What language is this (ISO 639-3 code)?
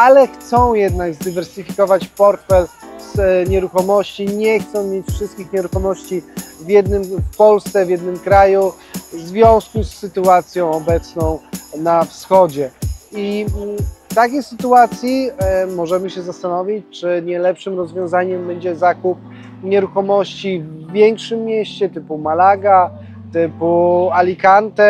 pol